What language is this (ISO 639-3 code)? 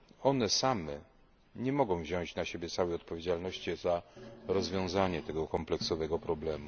pol